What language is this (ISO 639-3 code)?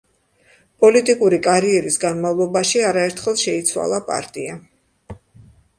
kat